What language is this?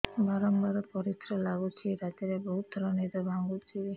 Odia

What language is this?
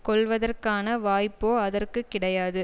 Tamil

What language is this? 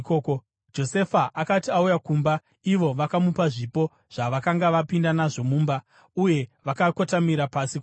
Shona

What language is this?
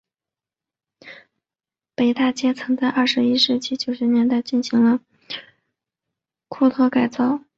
Chinese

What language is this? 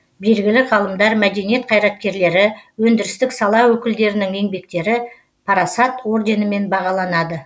Kazakh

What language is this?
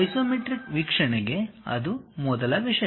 Kannada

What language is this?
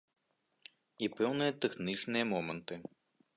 Belarusian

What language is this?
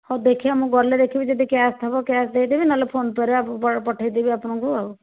Odia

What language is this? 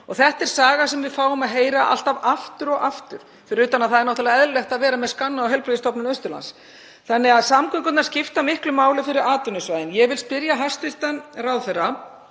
Icelandic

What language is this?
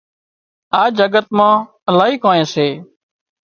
Wadiyara Koli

